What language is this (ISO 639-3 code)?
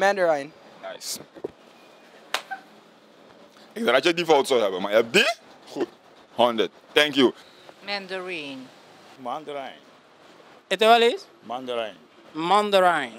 nld